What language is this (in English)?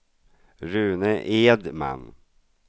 Swedish